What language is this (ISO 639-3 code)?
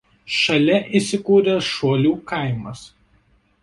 lit